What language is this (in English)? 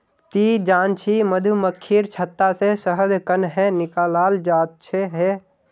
Magahi